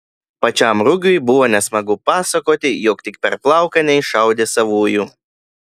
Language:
Lithuanian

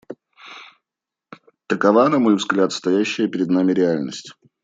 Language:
Russian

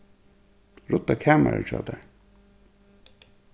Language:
Faroese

